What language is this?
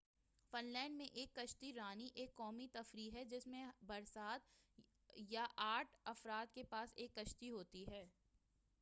Urdu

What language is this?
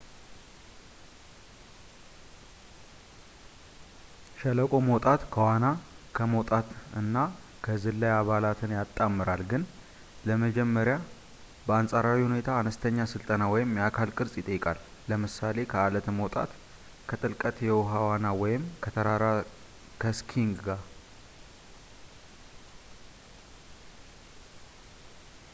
Amharic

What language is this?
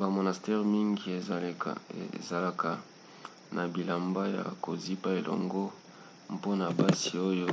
Lingala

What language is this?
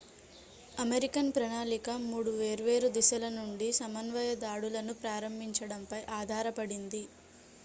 Telugu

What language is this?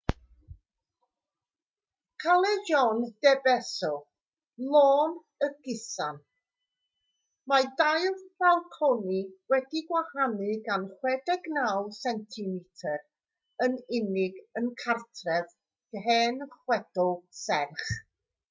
Welsh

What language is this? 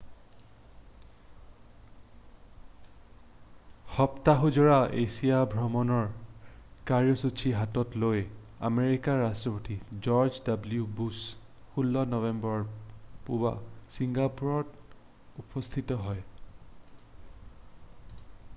Assamese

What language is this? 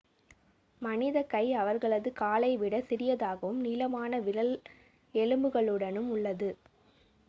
Tamil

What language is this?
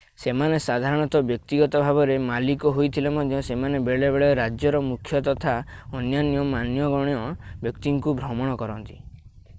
Odia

